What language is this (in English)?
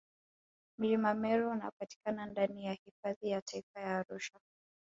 Swahili